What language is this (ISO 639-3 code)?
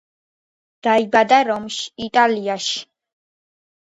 kat